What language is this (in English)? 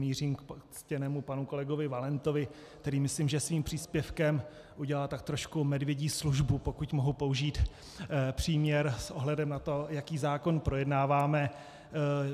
Czech